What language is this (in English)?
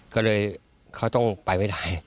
Thai